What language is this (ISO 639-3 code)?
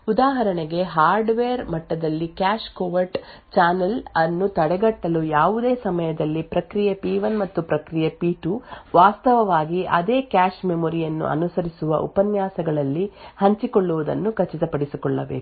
kan